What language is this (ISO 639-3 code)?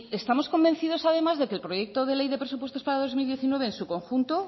spa